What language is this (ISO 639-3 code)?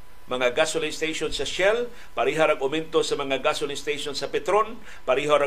fil